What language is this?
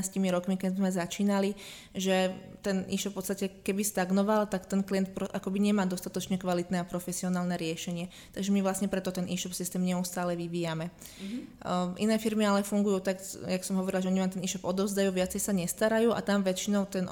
Slovak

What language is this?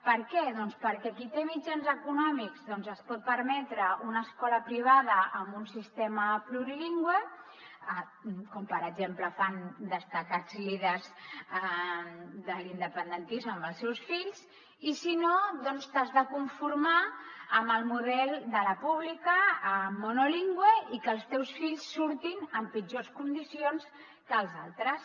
Catalan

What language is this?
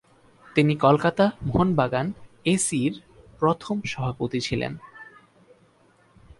Bangla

